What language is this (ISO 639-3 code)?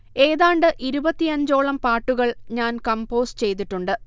mal